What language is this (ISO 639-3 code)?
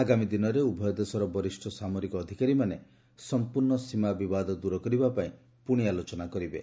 ori